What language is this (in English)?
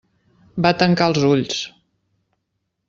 Catalan